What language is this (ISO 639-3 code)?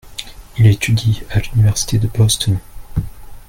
fra